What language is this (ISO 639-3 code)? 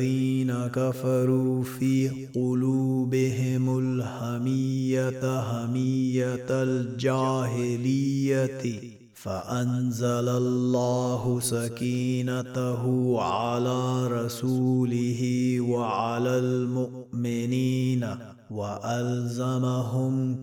ara